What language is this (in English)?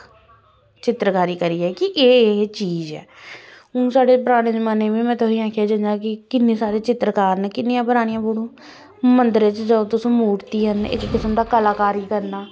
Dogri